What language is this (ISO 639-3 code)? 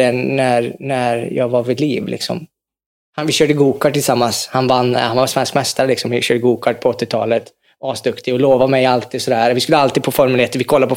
swe